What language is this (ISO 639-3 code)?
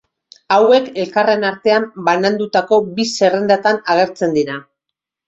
eus